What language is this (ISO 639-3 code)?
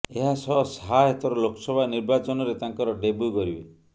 ori